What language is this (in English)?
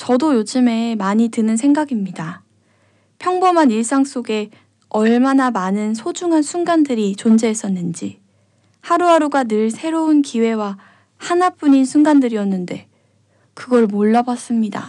Korean